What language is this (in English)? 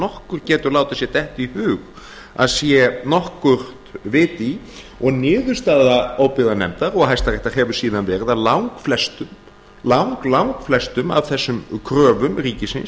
Icelandic